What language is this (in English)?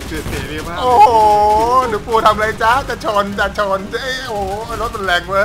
Thai